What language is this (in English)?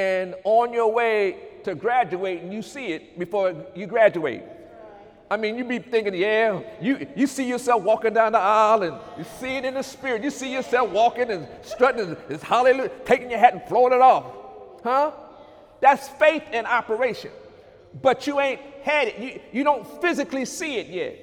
English